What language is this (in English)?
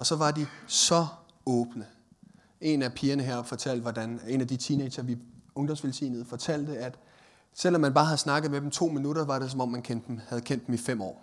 Danish